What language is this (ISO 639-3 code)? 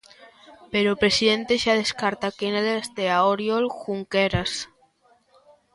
glg